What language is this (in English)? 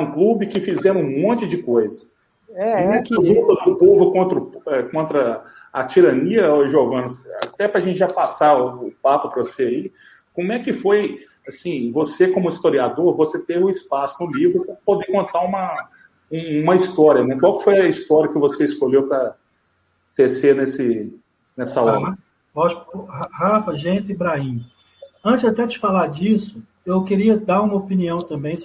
Portuguese